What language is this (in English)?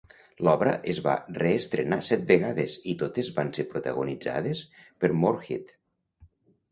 Catalan